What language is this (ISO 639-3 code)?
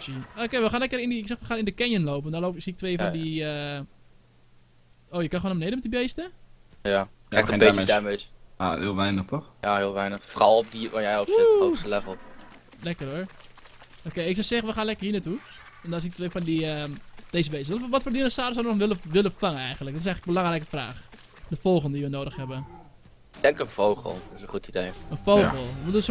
nld